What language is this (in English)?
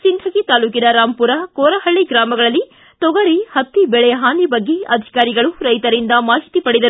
Kannada